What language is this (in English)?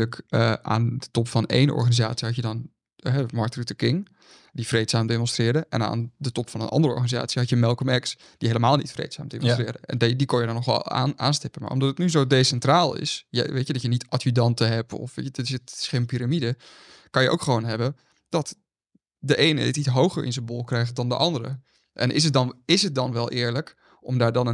Dutch